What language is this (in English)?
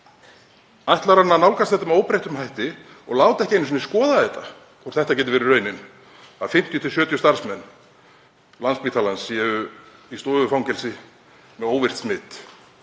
Icelandic